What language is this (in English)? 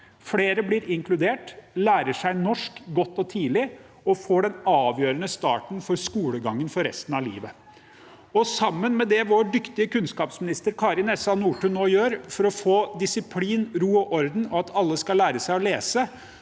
Norwegian